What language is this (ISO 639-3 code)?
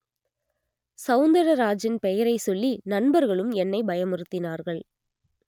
tam